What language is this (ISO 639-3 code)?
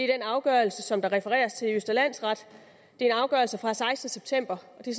dan